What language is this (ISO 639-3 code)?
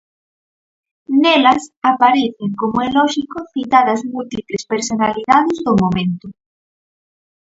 glg